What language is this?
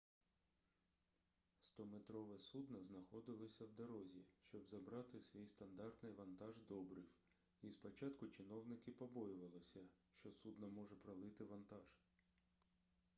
Ukrainian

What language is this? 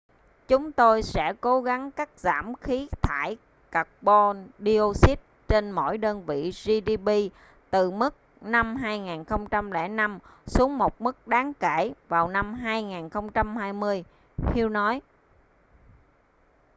Vietnamese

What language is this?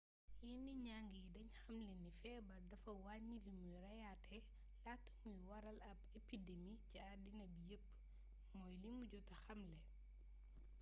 Wolof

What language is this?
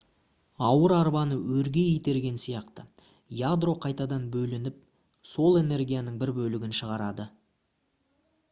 Kazakh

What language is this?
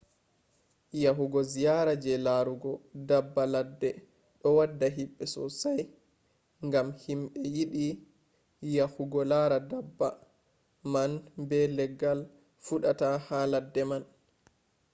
Fula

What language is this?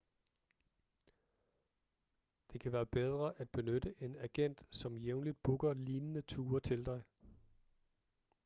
Danish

